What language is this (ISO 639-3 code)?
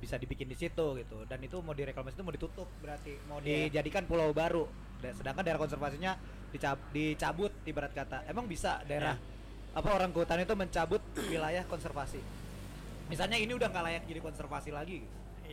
ind